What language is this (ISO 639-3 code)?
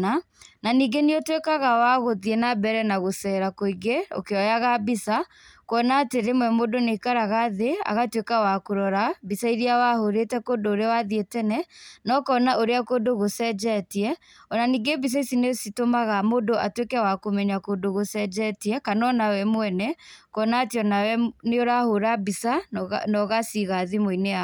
kik